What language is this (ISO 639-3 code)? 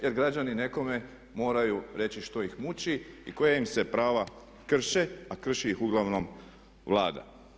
hrv